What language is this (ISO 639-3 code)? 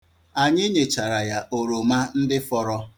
ibo